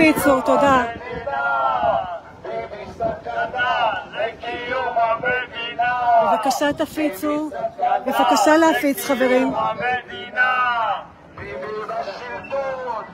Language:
Hebrew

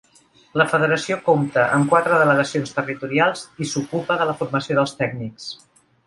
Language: Catalan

